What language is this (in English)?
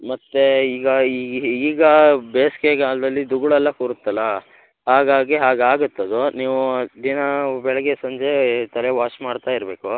Kannada